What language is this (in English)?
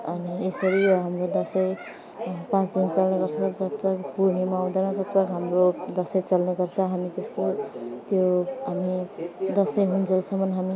Nepali